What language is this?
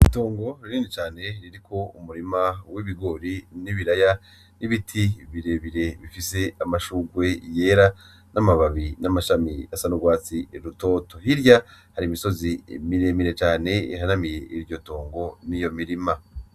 Rundi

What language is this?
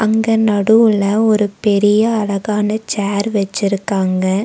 Tamil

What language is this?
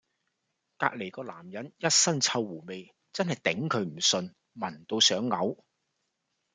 Cantonese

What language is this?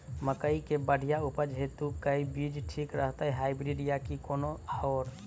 Maithili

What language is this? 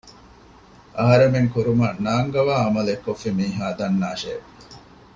Divehi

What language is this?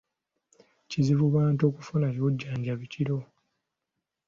Ganda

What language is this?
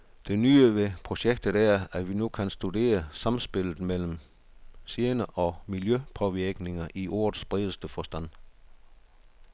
Danish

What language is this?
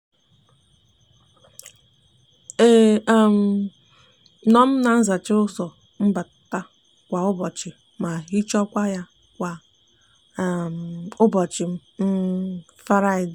Igbo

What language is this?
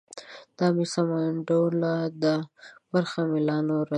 Pashto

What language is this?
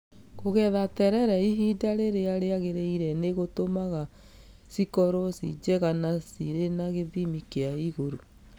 Kikuyu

